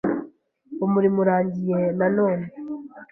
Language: Kinyarwanda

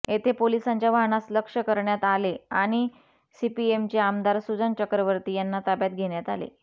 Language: Marathi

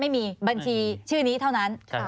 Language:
Thai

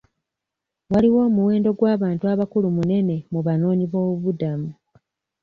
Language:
Ganda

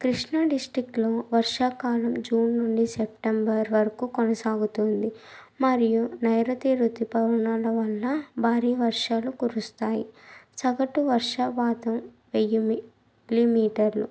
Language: Telugu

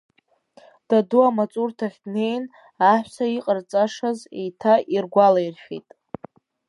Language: Abkhazian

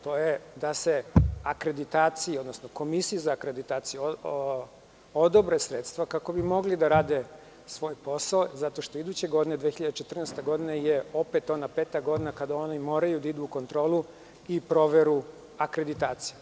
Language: Serbian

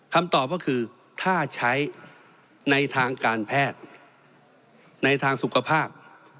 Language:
Thai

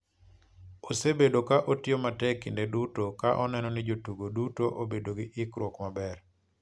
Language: Luo (Kenya and Tanzania)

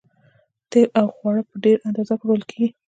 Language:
Pashto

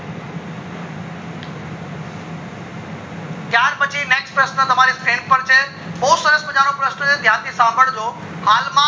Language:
Gujarati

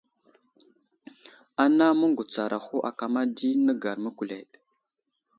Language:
Wuzlam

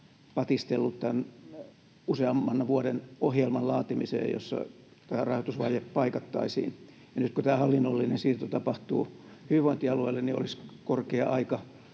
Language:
Finnish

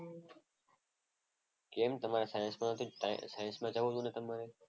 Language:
Gujarati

